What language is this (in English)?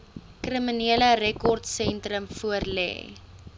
Afrikaans